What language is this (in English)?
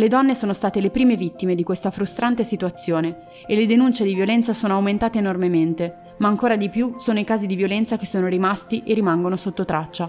Italian